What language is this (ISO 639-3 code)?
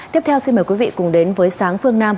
vie